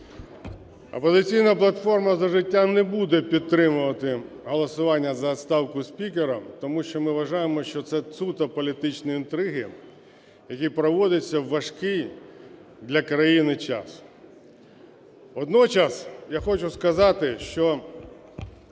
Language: Ukrainian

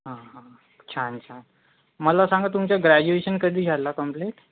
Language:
Marathi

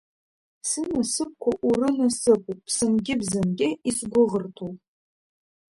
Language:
Abkhazian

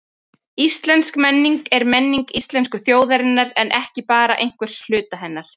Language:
Icelandic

